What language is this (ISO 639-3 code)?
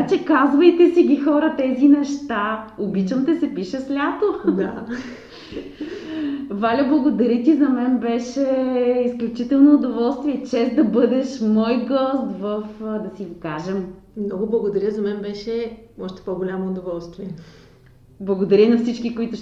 bul